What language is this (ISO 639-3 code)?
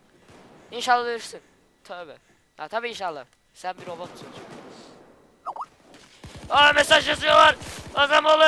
tur